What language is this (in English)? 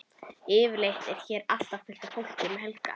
Icelandic